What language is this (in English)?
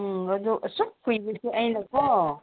Manipuri